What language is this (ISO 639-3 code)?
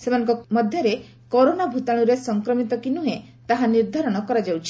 ori